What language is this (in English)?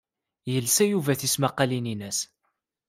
Kabyle